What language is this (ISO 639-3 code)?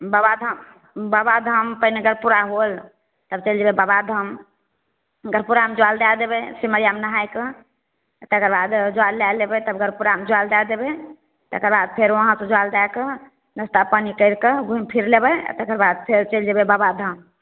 mai